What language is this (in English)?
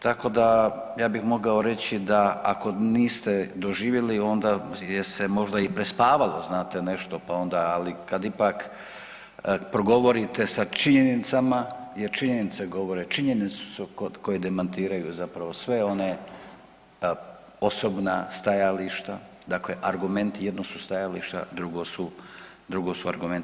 Croatian